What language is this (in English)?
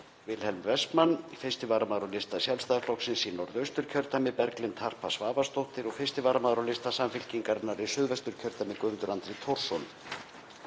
Icelandic